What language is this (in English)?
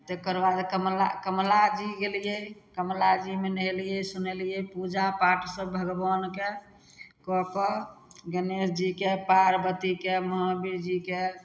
Maithili